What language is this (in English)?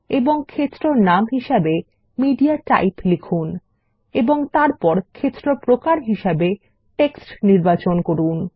Bangla